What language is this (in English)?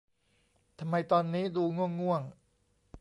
Thai